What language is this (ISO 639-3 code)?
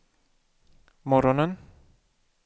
swe